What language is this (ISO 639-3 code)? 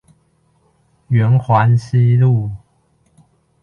zho